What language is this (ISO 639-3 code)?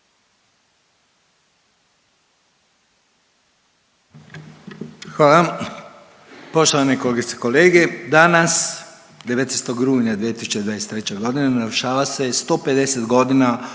hrv